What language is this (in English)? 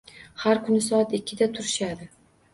Uzbek